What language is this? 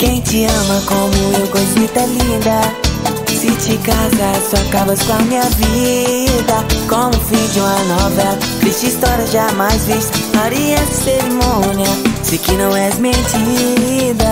Portuguese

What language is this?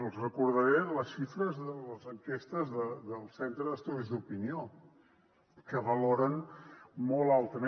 Catalan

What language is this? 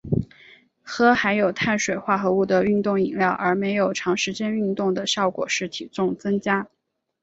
Chinese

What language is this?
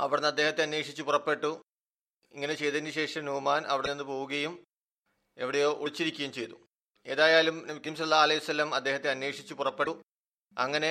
Malayalam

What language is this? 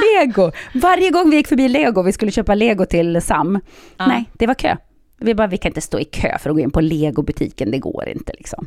Swedish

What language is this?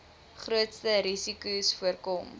Afrikaans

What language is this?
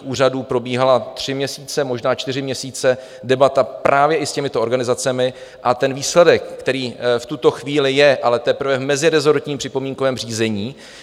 Czech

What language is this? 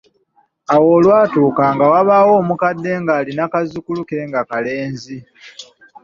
Ganda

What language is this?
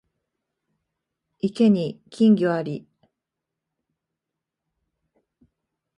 Japanese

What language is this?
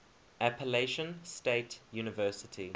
English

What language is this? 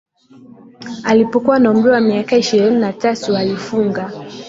Swahili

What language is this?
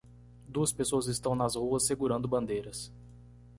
Portuguese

